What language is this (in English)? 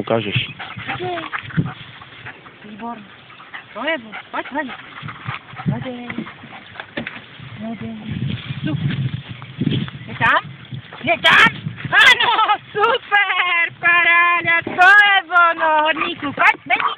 Czech